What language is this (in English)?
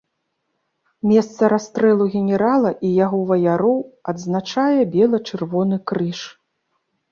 Belarusian